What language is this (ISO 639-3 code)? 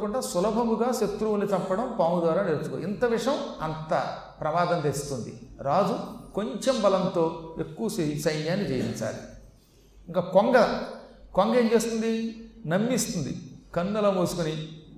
tel